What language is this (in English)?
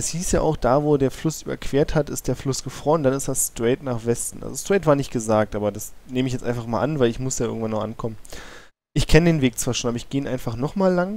German